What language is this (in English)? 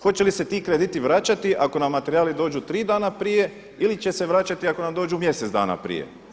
Croatian